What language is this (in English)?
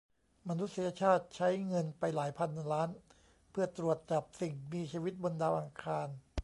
Thai